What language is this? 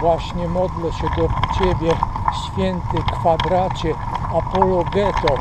Polish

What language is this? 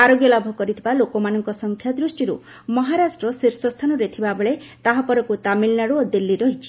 Odia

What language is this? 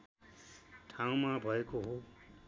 Nepali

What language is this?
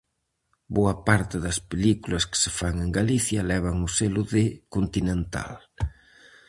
Galician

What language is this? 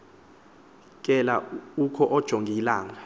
Xhosa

